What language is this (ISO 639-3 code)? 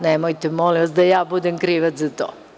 srp